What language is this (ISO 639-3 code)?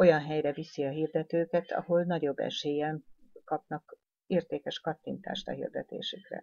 hun